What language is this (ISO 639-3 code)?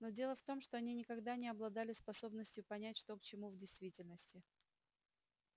rus